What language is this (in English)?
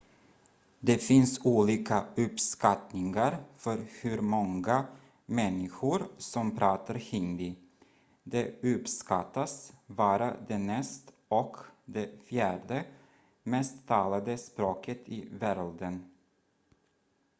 Swedish